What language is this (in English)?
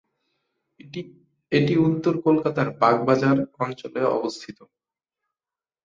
Bangla